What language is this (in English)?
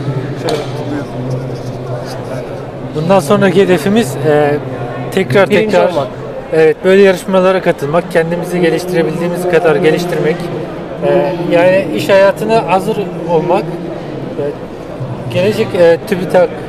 Turkish